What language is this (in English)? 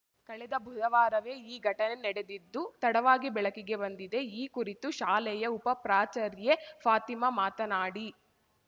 Kannada